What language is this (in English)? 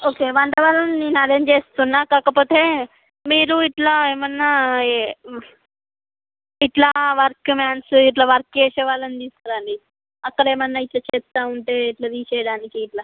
Telugu